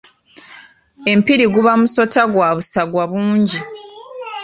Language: Ganda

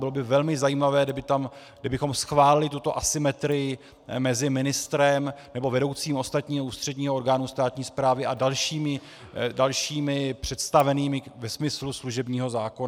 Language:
Czech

